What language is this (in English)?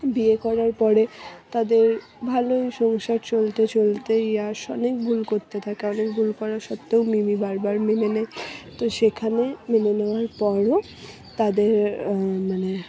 Bangla